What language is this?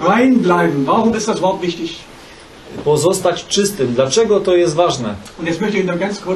Polish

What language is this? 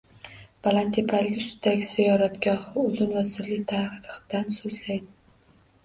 Uzbek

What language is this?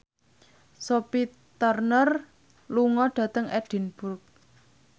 Javanese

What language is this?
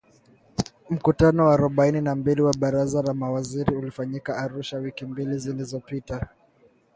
Swahili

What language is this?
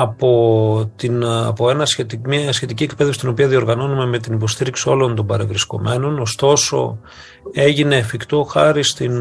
Greek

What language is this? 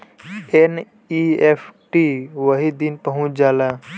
Bhojpuri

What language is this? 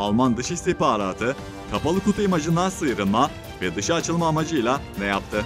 Turkish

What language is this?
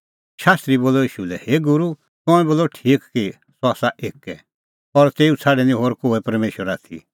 Kullu Pahari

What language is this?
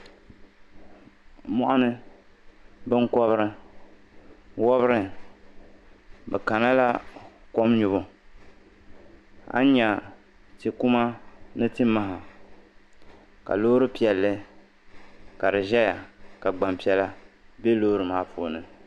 Dagbani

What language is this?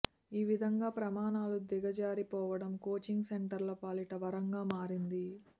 Telugu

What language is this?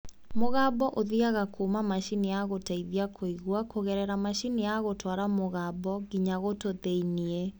Kikuyu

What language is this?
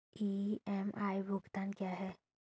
Hindi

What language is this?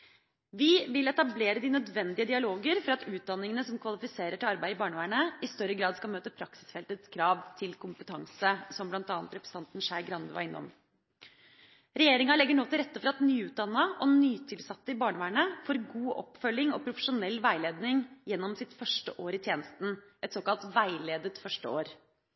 Norwegian Bokmål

